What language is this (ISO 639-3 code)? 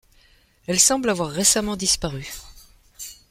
fra